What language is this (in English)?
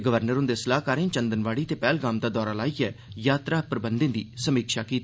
Dogri